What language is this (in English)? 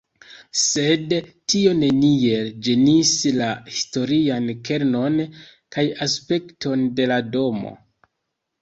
Esperanto